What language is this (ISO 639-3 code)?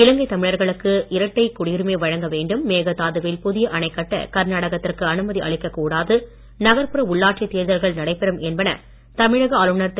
tam